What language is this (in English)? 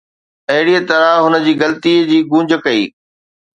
Sindhi